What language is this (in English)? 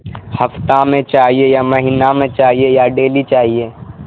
Urdu